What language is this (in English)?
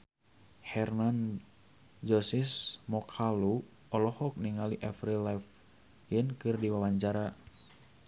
Sundanese